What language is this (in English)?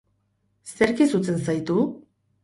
Basque